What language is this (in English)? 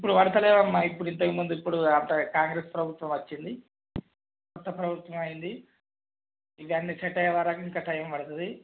Telugu